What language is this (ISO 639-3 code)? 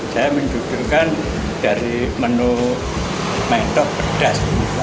ind